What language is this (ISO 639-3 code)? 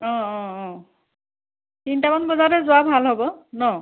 asm